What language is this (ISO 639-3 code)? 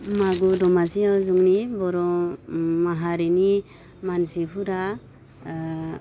brx